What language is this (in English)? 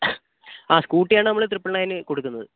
Malayalam